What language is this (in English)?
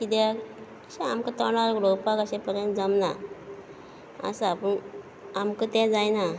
Konkani